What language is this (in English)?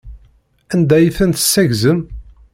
Kabyle